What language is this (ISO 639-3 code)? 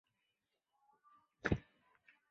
zho